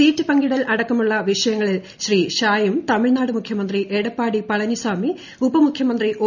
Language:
Malayalam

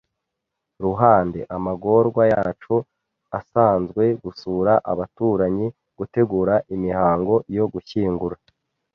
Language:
Kinyarwanda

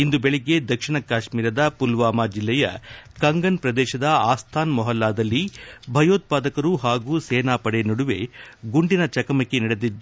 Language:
Kannada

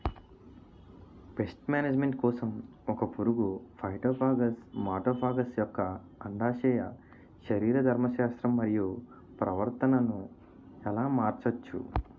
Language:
Telugu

